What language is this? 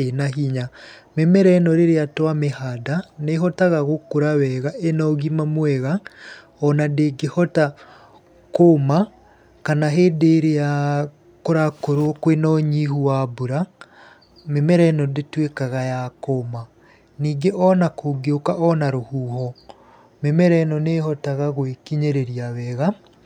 Kikuyu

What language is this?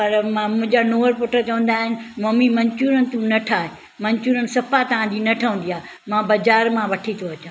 Sindhi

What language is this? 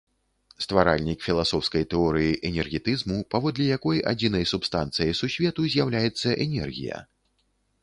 Belarusian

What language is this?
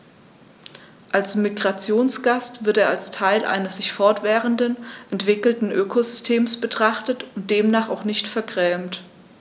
German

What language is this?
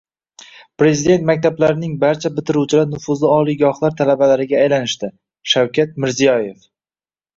Uzbek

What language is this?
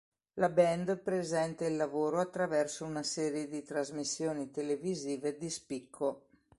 Italian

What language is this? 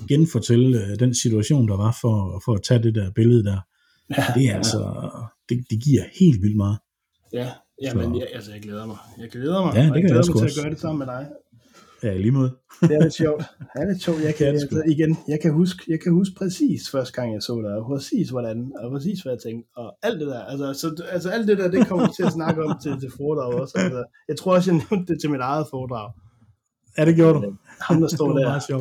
Danish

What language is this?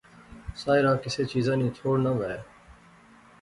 Pahari-Potwari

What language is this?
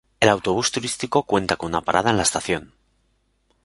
Spanish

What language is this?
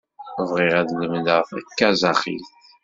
Kabyle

